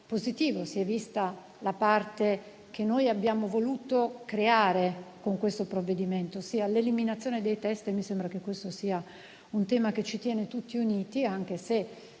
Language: Italian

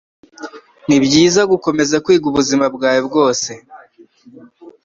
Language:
Kinyarwanda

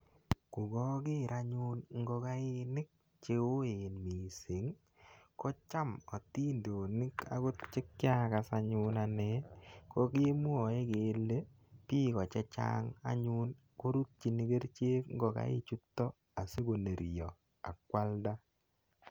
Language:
Kalenjin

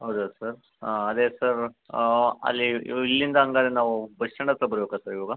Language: Kannada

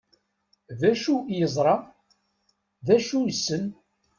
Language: Kabyle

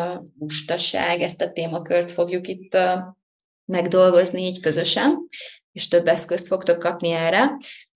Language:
Hungarian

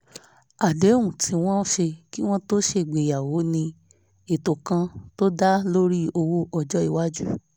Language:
Yoruba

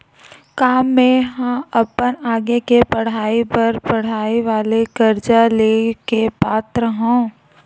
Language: Chhattisgarhi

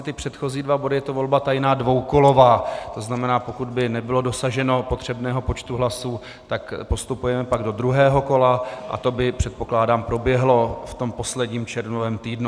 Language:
Czech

